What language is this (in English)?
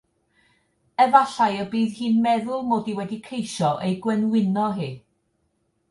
Welsh